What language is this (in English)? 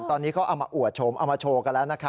Thai